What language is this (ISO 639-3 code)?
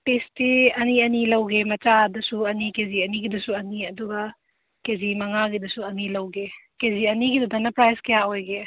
mni